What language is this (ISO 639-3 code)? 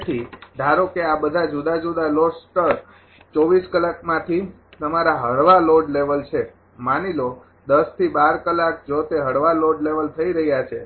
guj